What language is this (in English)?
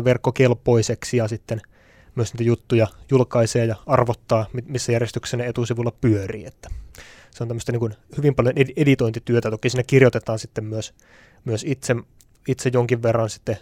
Finnish